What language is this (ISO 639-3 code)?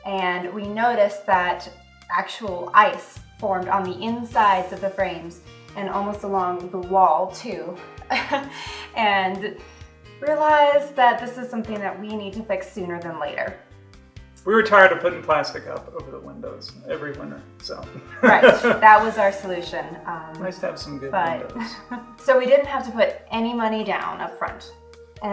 eng